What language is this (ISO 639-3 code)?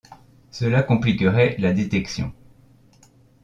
fra